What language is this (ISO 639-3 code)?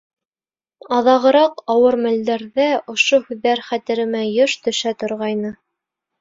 bak